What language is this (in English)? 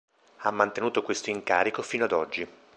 Italian